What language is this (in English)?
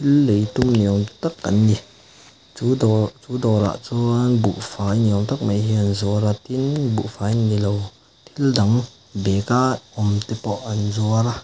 Mizo